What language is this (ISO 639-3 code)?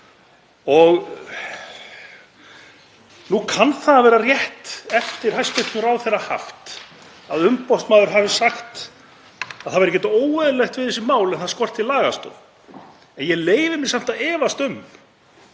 isl